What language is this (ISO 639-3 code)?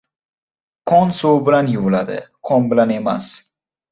uzb